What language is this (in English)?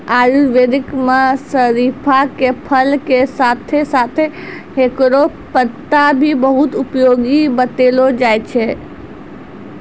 Maithili